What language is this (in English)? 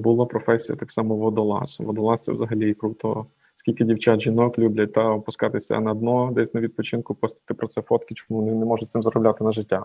Ukrainian